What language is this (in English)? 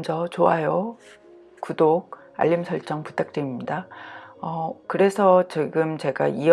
Korean